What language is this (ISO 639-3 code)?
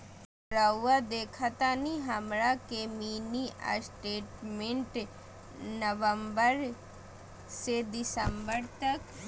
mag